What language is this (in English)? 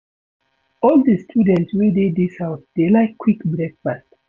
Nigerian Pidgin